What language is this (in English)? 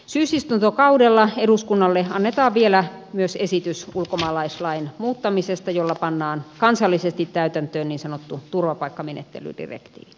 Finnish